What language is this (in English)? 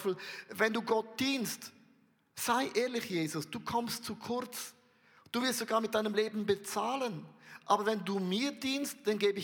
German